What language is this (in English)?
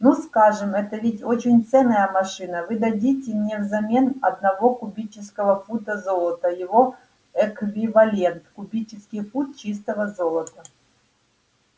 Russian